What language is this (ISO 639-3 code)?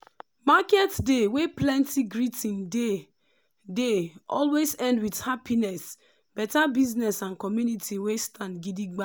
pcm